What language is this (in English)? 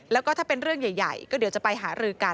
Thai